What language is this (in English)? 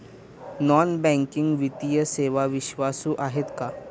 Marathi